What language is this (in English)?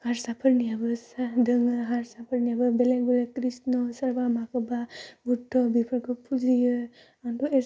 Bodo